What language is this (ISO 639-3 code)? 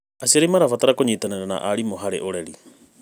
kik